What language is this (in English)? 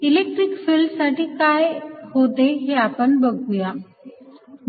Marathi